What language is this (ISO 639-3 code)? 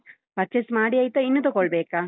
kan